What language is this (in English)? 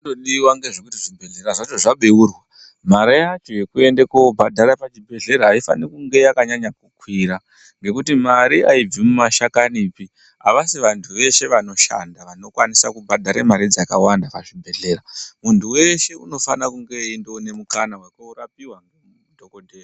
Ndau